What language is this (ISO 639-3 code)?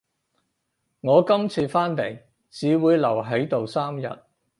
yue